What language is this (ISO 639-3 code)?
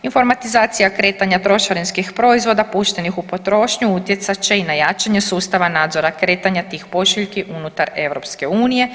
hrv